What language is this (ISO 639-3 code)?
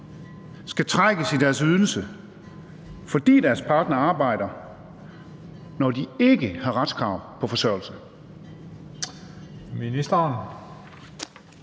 dan